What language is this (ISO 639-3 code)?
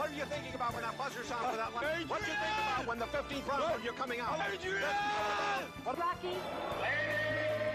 ell